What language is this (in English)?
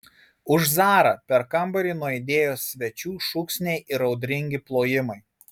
Lithuanian